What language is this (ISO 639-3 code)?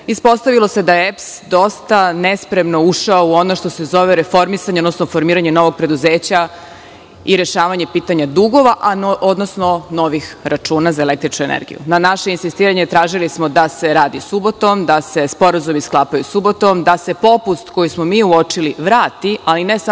srp